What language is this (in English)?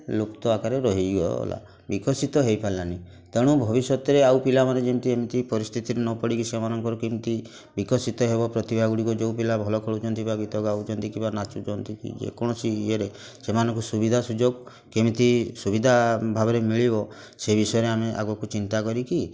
Odia